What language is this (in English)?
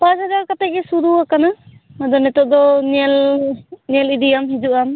Santali